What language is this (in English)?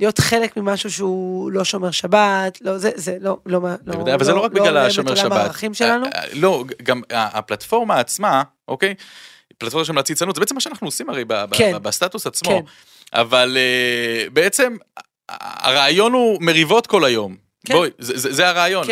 Hebrew